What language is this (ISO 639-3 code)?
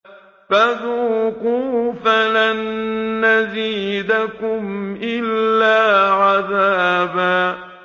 ara